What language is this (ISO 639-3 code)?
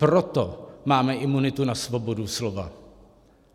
ces